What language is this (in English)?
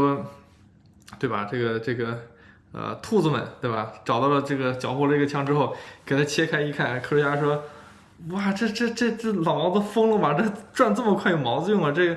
Chinese